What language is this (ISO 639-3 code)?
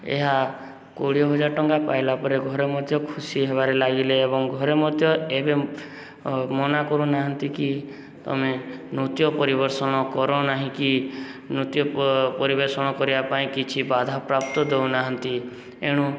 ori